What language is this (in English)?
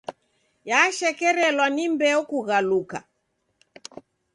Taita